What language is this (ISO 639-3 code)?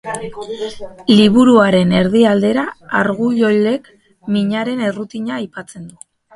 eus